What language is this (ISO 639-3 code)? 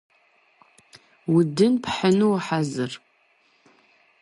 kbd